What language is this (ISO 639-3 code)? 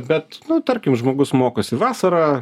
lit